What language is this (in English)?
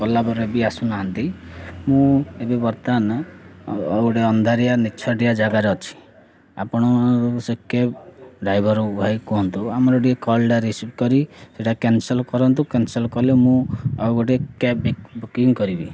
Odia